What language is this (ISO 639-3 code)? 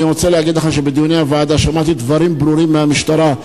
heb